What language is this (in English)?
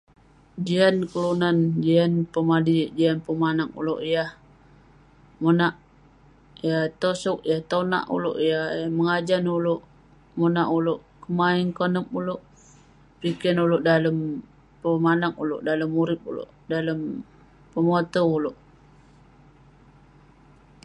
Western Penan